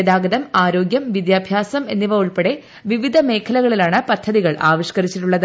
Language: Malayalam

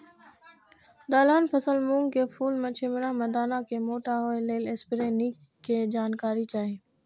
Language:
Maithili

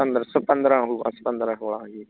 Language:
Punjabi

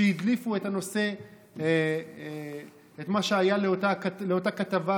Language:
Hebrew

